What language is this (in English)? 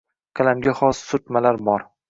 Uzbek